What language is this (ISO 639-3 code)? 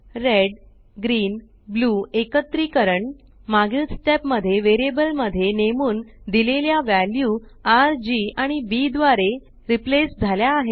mar